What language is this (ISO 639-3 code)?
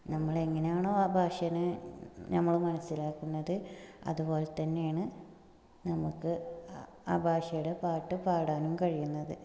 mal